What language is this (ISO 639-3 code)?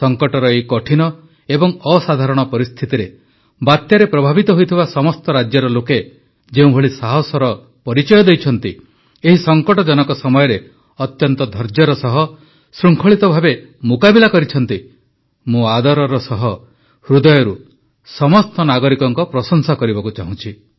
ori